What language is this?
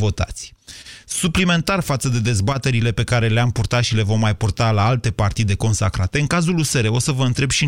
Romanian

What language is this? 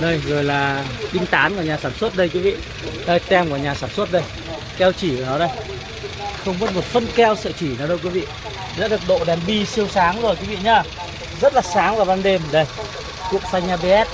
Vietnamese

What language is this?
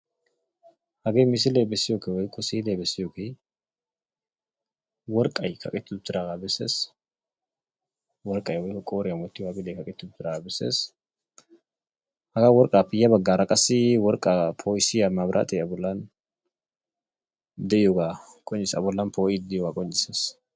Wolaytta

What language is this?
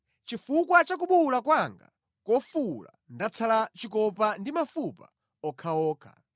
Nyanja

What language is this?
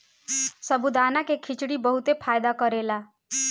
Bhojpuri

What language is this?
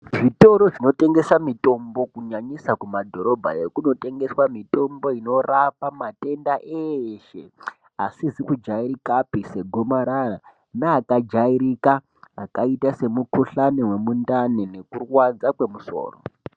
Ndau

